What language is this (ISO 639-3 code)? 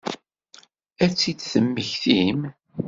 kab